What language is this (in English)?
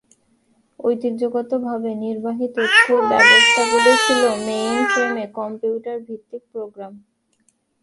Bangla